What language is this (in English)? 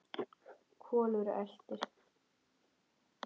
Icelandic